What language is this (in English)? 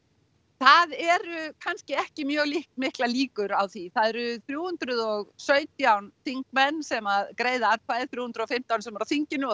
Icelandic